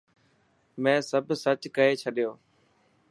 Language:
Dhatki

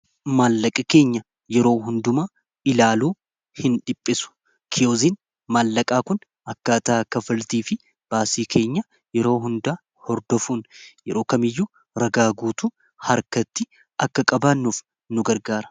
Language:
Oromo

